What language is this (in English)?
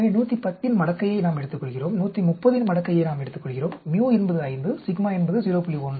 Tamil